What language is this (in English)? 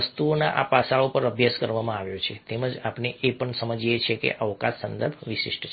Gujarati